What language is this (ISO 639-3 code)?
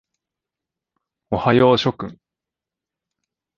jpn